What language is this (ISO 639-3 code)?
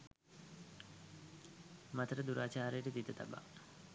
sin